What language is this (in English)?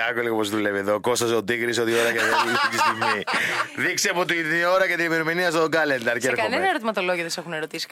Greek